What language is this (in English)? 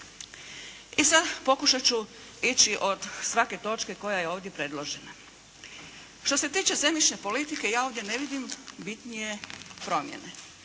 Croatian